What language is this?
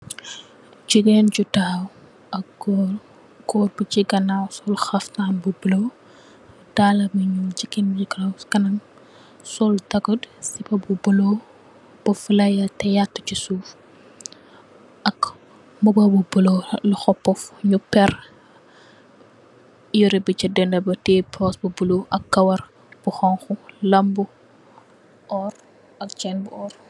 Wolof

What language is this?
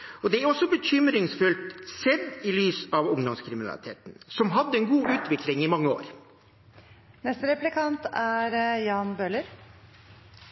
Norwegian Bokmål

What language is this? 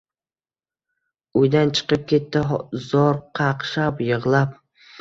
Uzbek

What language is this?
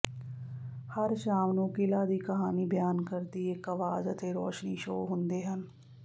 Punjabi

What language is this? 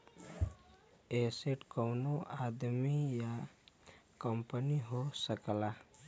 Bhojpuri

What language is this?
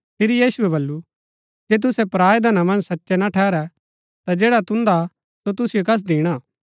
Gaddi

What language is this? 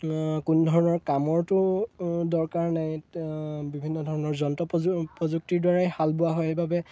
Assamese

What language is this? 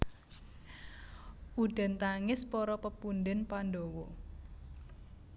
Javanese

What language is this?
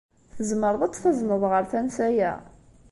Kabyle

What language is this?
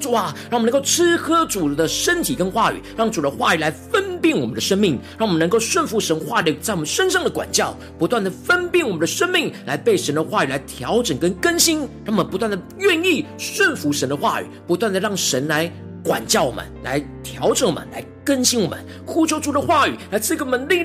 Chinese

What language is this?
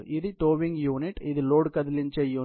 Telugu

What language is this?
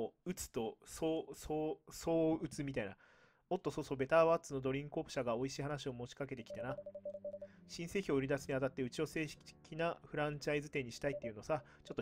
Japanese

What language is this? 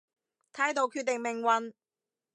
Cantonese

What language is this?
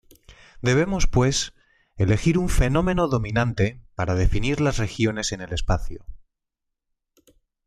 Spanish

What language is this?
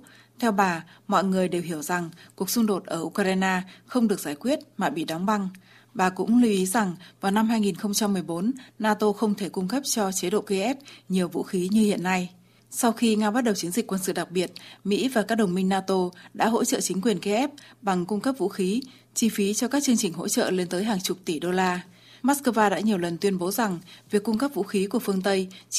Vietnamese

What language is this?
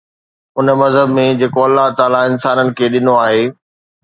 Sindhi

